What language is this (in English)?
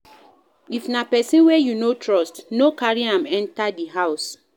Nigerian Pidgin